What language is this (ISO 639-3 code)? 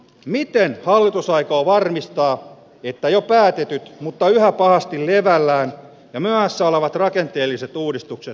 fin